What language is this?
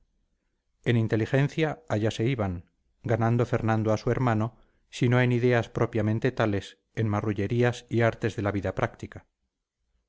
Spanish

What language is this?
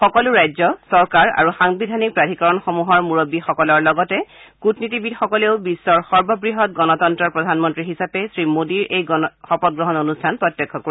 Assamese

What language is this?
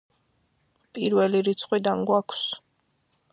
Georgian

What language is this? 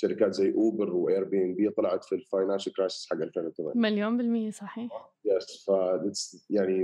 Arabic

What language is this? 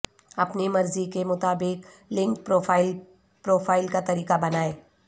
Urdu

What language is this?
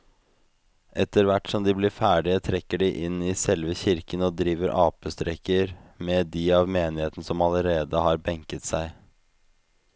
Norwegian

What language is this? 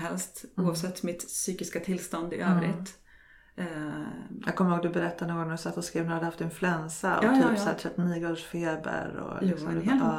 Swedish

